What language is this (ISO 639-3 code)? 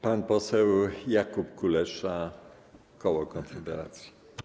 pol